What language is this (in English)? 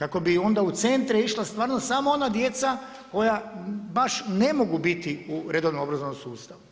Croatian